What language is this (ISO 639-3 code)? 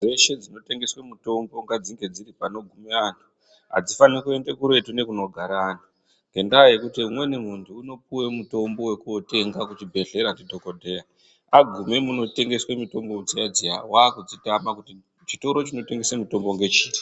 ndc